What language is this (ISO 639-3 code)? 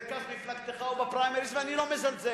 heb